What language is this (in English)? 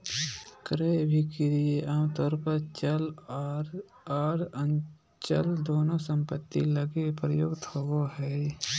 Magahi